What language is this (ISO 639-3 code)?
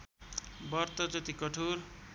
nep